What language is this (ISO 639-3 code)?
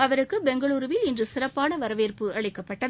tam